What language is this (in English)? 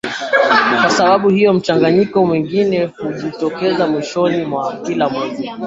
Swahili